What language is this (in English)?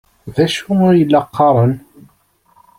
Kabyle